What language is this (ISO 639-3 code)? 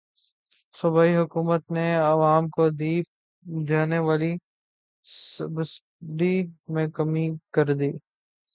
urd